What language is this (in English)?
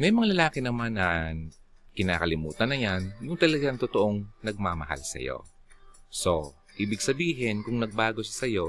Filipino